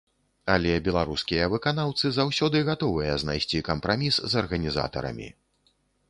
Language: Belarusian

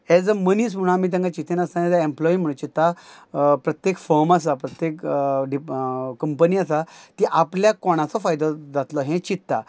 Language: Konkani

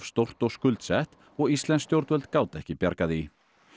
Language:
Icelandic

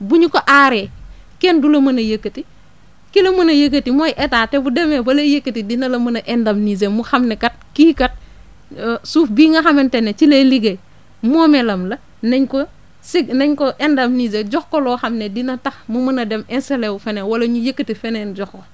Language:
Wolof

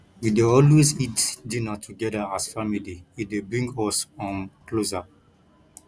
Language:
Nigerian Pidgin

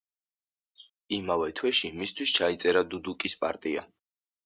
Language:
Georgian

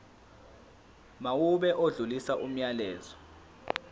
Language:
Zulu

